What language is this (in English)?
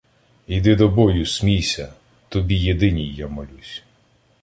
Ukrainian